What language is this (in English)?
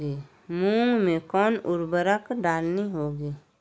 Magahi